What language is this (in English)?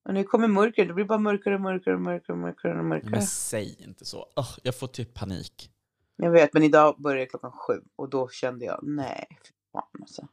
Swedish